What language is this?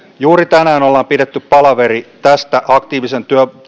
Finnish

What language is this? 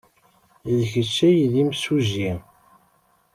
Kabyle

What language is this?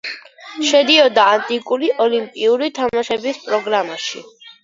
Georgian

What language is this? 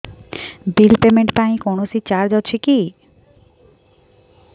Odia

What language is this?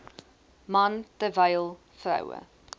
Afrikaans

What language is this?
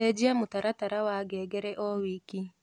Kikuyu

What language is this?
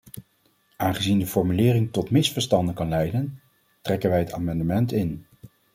Dutch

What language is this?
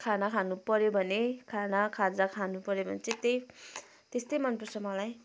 Nepali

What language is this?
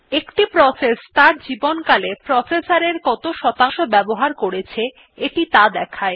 Bangla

